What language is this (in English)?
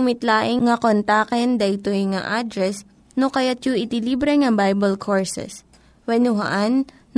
Filipino